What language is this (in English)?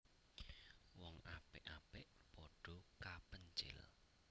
Javanese